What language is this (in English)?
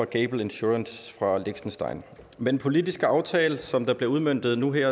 Danish